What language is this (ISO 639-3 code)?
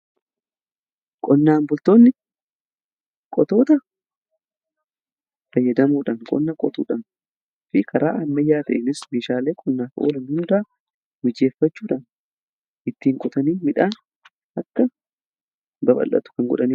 orm